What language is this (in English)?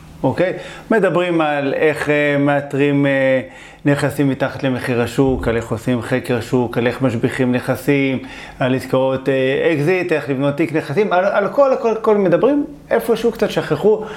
Hebrew